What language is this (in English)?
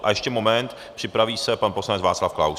Czech